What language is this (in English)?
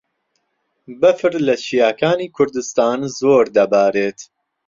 Central Kurdish